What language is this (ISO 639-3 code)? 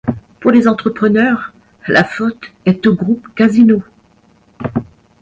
fra